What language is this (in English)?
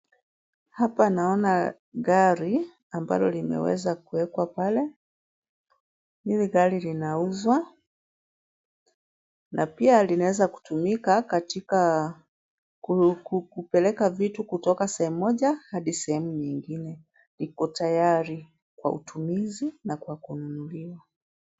Swahili